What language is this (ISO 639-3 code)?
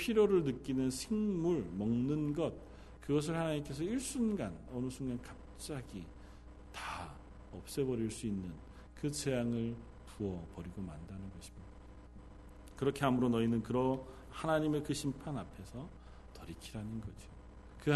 kor